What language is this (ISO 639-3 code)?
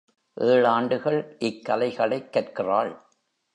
tam